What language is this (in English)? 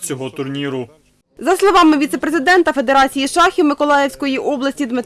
Ukrainian